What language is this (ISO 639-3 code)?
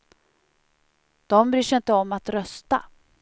swe